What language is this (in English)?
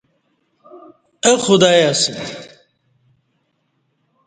Kati